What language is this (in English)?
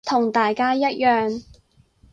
Cantonese